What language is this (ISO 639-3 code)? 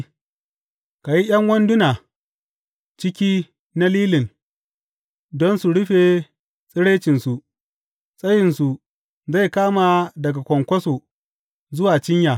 hau